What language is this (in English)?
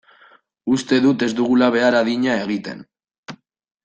Basque